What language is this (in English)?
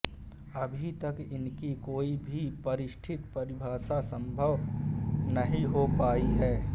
Hindi